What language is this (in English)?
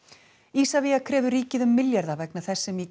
Icelandic